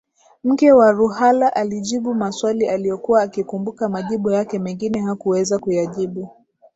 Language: Swahili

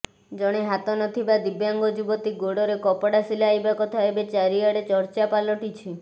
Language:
Odia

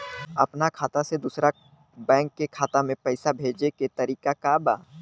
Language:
Bhojpuri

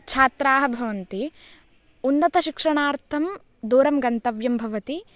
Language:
Sanskrit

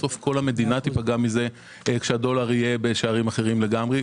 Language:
Hebrew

